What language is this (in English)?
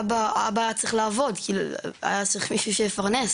Hebrew